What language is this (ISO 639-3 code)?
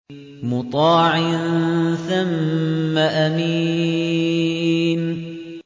ara